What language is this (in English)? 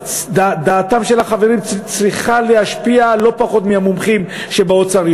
Hebrew